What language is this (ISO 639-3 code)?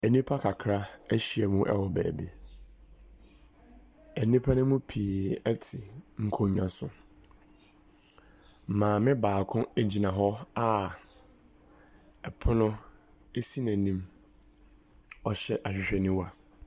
aka